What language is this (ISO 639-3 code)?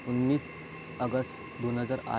mar